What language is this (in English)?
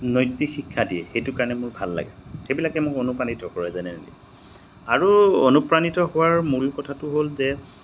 Assamese